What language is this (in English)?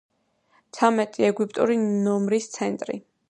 Georgian